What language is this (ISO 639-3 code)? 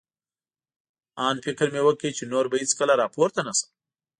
pus